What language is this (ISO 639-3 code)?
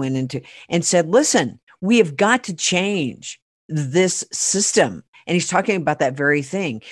eng